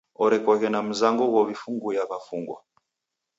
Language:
Taita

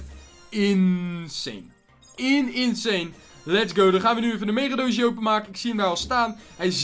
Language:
Dutch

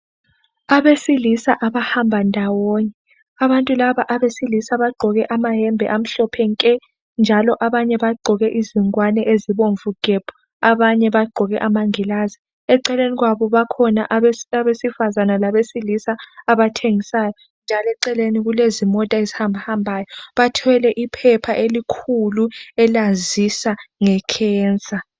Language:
North Ndebele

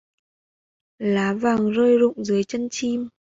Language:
Vietnamese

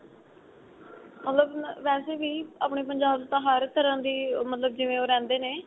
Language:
Punjabi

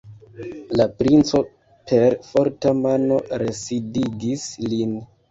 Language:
Esperanto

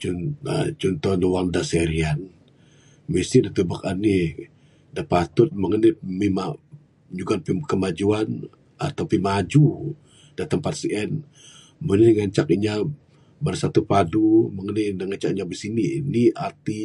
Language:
Bukar-Sadung Bidayuh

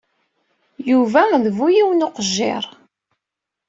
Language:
Kabyle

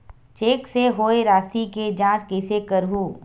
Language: Chhattisgarhi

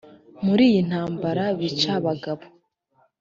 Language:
Kinyarwanda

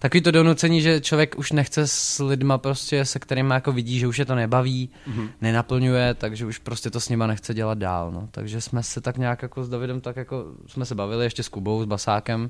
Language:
Czech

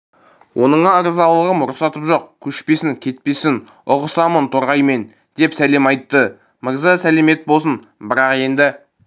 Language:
Kazakh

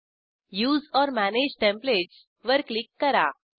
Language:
Marathi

